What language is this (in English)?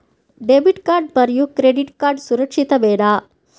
Telugu